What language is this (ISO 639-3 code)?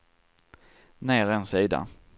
swe